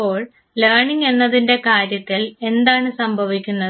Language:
Malayalam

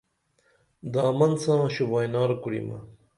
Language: Dameli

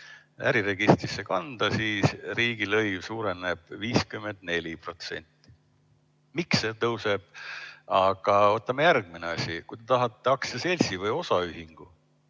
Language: Estonian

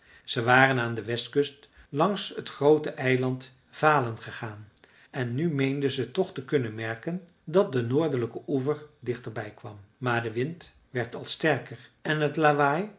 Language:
Dutch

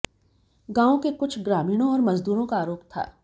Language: Hindi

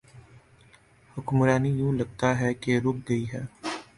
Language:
Urdu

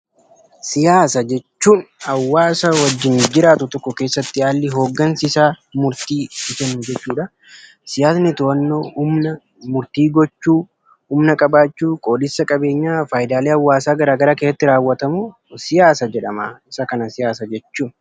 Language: Oromo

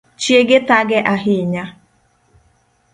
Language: Luo (Kenya and Tanzania)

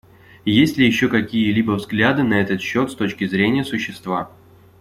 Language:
Russian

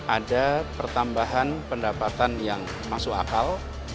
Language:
Indonesian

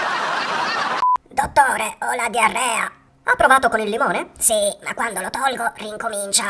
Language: Italian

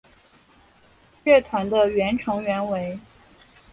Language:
Chinese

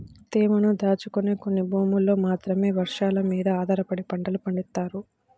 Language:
Telugu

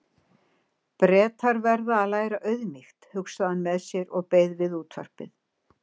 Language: Icelandic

